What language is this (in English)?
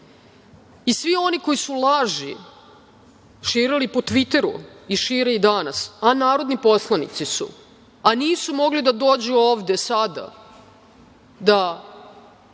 Serbian